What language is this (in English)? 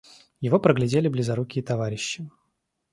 Russian